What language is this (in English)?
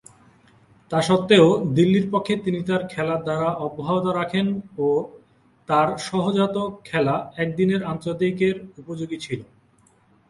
Bangla